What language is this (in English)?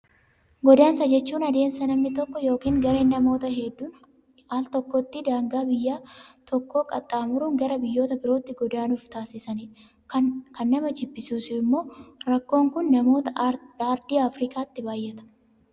Oromo